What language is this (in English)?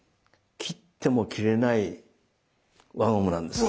Japanese